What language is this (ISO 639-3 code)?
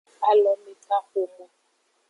ajg